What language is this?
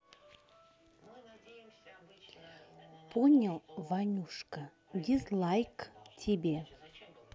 Russian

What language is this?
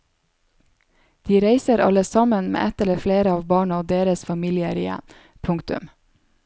Norwegian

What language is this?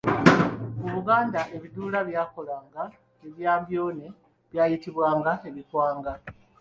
Ganda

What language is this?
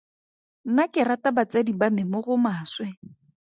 Tswana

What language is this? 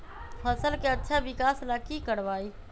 Magahi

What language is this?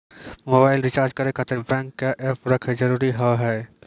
Maithili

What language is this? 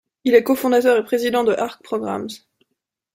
French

